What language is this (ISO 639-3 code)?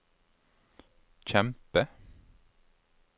nor